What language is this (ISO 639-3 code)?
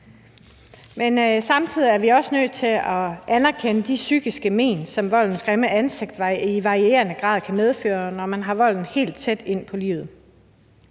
dan